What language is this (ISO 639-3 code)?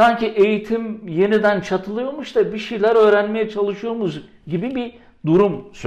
tur